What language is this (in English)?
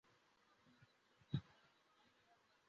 Tamil